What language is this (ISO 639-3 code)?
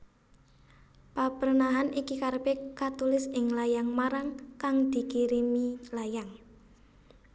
jav